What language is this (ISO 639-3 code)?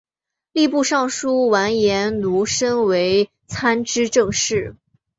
zho